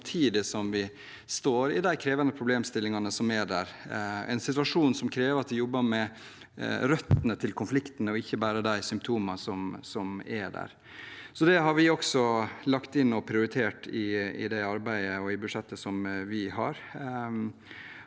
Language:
Norwegian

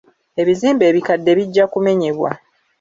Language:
Ganda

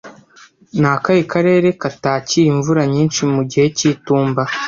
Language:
Kinyarwanda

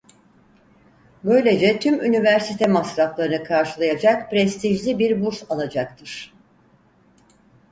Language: Turkish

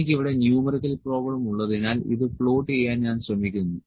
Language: Malayalam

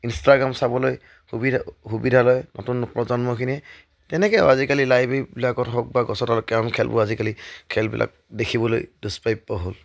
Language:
Assamese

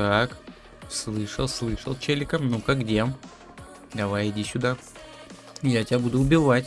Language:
Russian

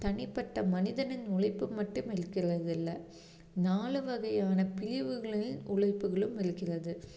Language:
Tamil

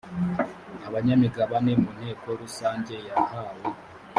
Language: Kinyarwanda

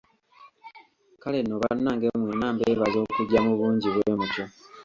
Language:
Ganda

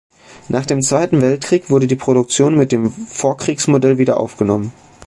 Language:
German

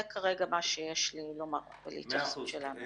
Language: Hebrew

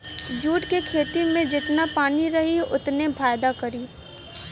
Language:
Bhojpuri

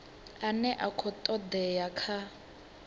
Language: Venda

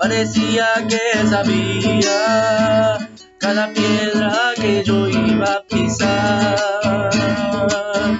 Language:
Indonesian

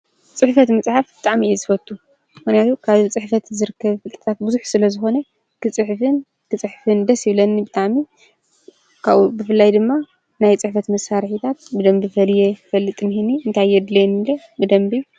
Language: Tigrinya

